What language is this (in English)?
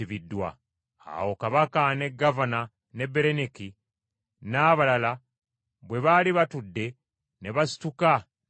Ganda